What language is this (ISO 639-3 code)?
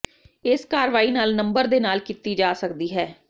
pan